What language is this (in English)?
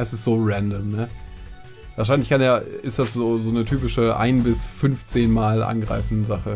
German